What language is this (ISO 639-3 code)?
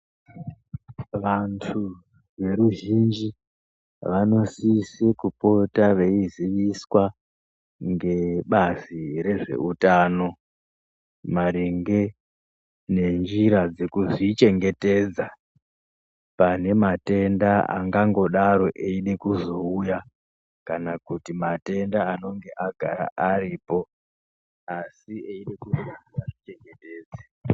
ndc